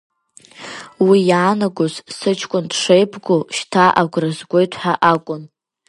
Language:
Abkhazian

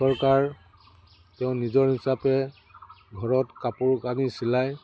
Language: Assamese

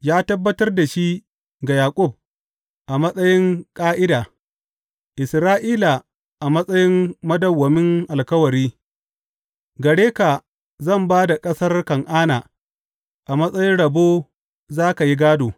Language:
Hausa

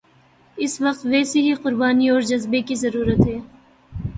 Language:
Urdu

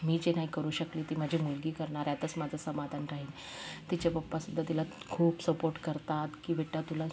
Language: Marathi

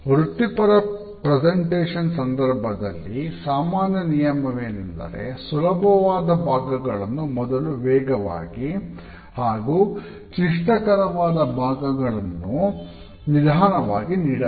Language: Kannada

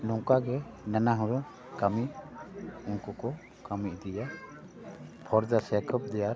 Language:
Santali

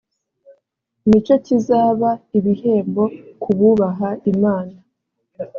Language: Kinyarwanda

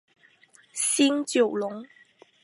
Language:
Chinese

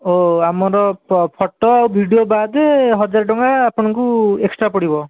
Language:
Odia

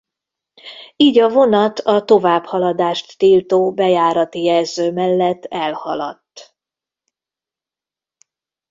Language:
Hungarian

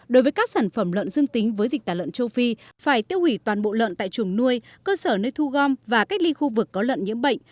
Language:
Vietnamese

